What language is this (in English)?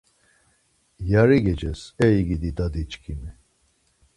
Laz